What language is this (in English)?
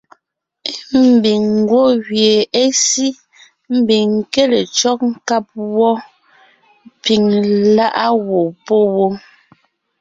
Ngiemboon